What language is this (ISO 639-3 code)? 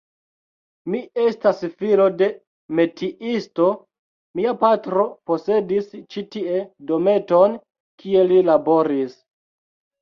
epo